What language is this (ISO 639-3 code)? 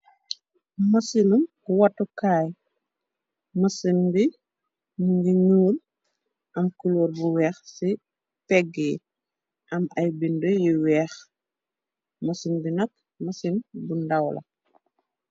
wol